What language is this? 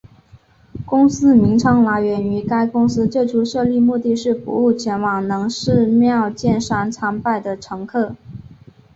Chinese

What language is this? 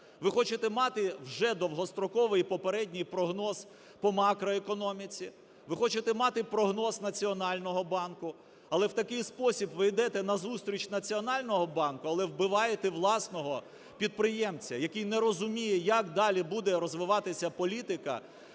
Ukrainian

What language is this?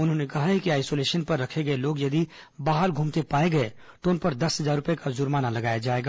Hindi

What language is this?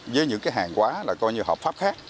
Vietnamese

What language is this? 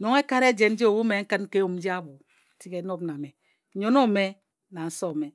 Ejagham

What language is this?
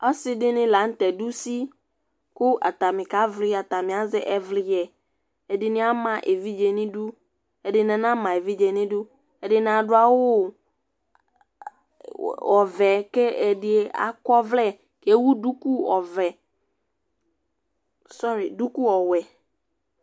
Ikposo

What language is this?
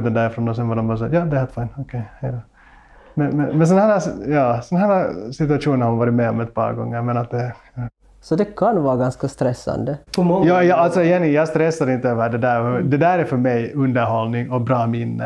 Swedish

